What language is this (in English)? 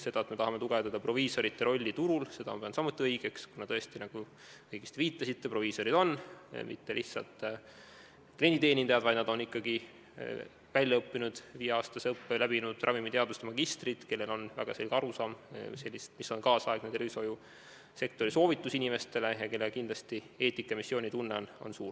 Estonian